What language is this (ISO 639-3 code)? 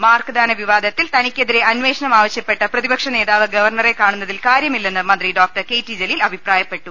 mal